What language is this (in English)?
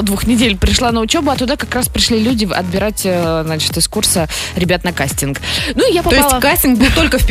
Russian